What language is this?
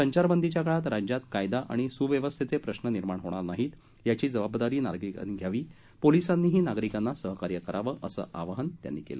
Marathi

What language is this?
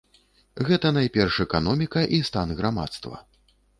Belarusian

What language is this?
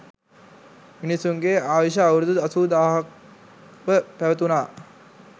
Sinhala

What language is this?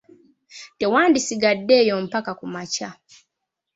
Ganda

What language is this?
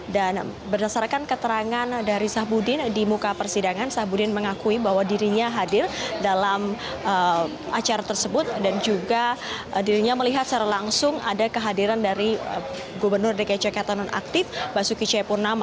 Indonesian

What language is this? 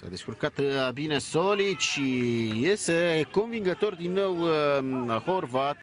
Romanian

